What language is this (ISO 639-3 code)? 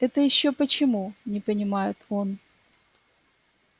rus